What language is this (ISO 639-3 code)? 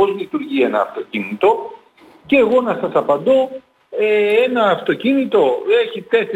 ell